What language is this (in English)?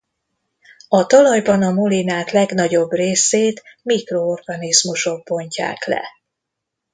Hungarian